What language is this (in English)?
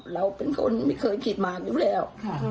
Thai